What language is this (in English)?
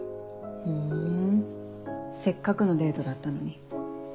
Japanese